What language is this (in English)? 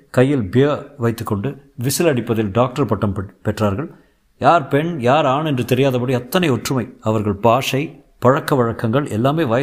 Tamil